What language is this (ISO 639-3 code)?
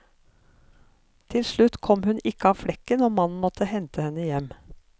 nor